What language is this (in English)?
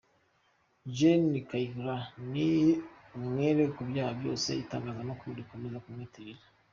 Kinyarwanda